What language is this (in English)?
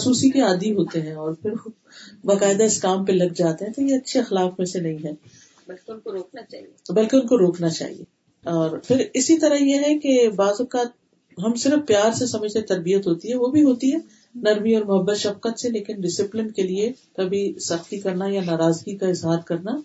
Urdu